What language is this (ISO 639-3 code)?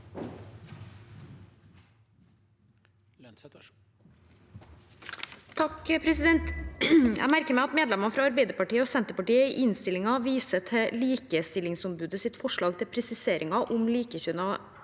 nor